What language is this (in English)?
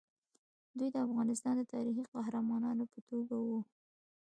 Pashto